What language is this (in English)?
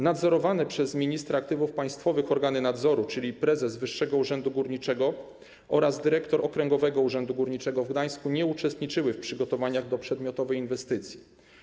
Polish